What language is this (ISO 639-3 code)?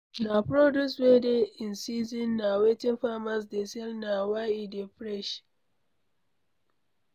pcm